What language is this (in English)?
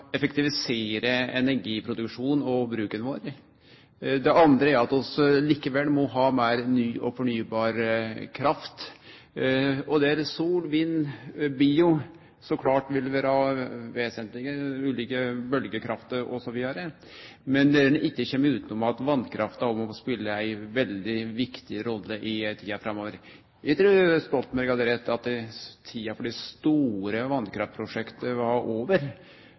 Norwegian Nynorsk